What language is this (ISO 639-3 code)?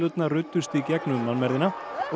isl